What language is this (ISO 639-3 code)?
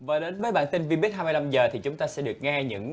vie